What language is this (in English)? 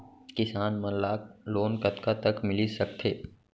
Chhattisgarhi